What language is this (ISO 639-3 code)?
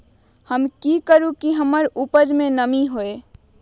mag